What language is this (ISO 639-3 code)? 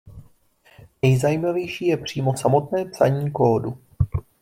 ces